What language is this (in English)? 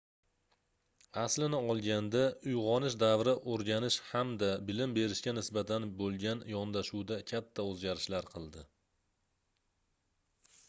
Uzbek